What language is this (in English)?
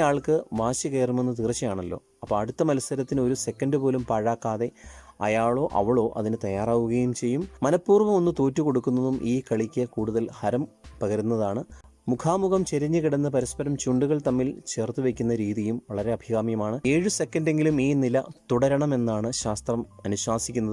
Malayalam